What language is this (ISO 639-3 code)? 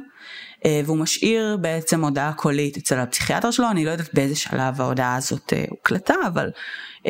heb